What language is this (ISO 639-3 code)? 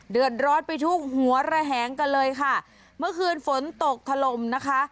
tha